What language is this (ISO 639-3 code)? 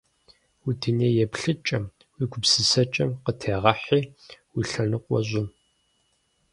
kbd